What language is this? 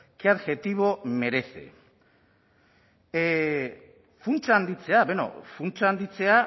Basque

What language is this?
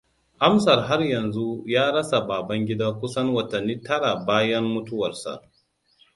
Hausa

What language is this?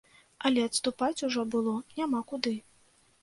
Belarusian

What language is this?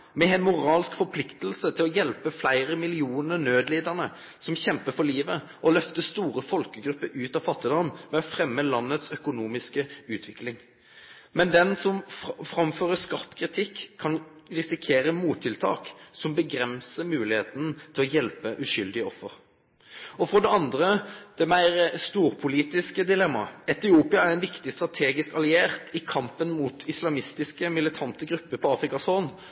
Norwegian Nynorsk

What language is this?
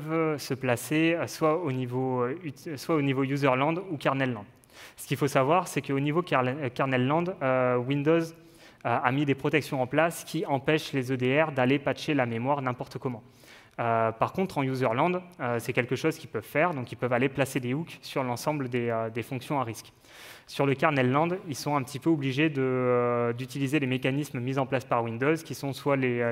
French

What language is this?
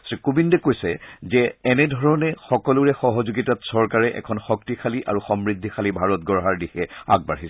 Assamese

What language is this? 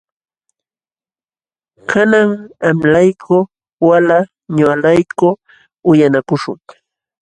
Jauja Wanca Quechua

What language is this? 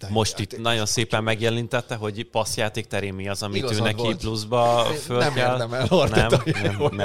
Hungarian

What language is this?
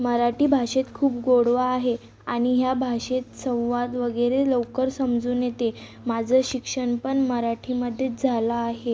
Marathi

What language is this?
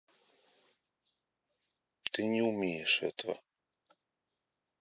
Russian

